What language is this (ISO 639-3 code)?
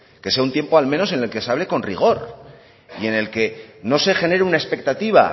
spa